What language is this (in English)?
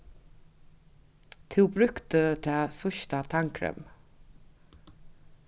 Faroese